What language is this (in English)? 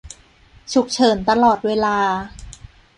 Thai